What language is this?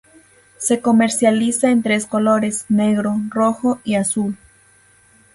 Spanish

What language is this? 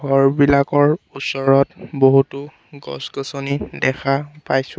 Assamese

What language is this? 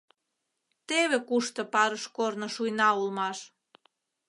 Mari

